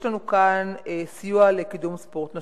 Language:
Hebrew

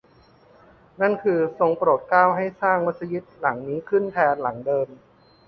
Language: Thai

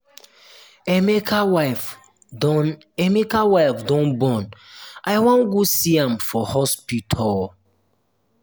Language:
Nigerian Pidgin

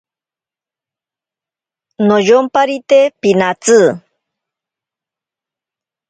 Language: Ashéninka Perené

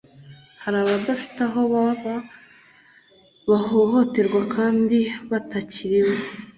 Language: Kinyarwanda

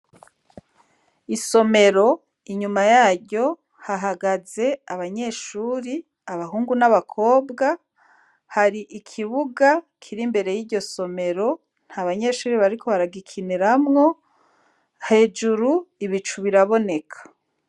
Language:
Rundi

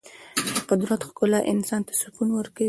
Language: Pashto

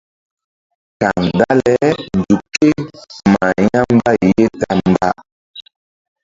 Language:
Mbum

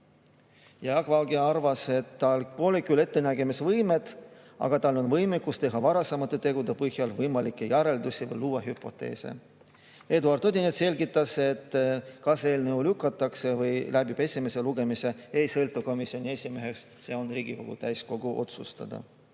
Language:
Estonian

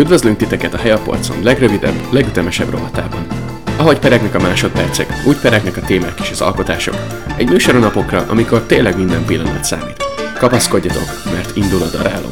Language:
Hungarian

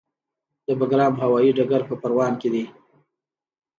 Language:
Pashto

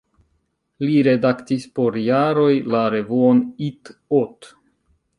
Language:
Esperanto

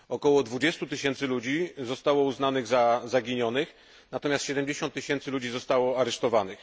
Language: Polish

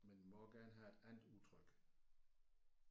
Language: Danish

